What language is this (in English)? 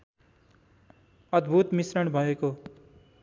Nepali